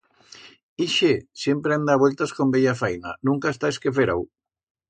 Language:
Aragonese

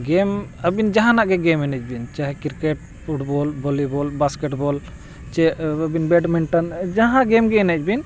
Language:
Santali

